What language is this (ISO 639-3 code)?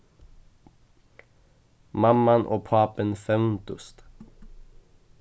fao